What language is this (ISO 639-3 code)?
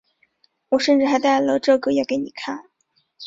zho